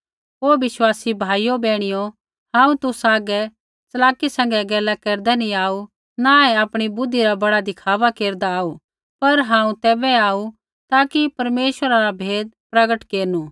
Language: Kullu Pahari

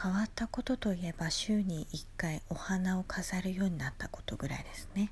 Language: Japanese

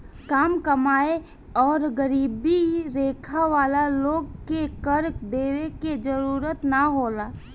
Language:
Bhojpuri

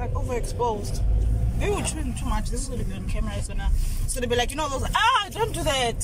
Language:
English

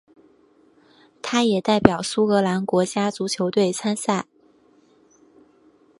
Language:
Chinese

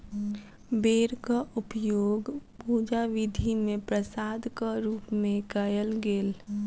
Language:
Maithili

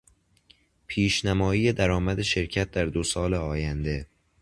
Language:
Persian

